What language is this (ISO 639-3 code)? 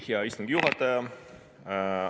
est